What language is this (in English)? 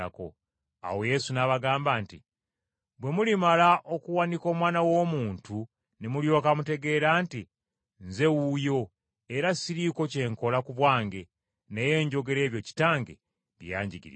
Ganda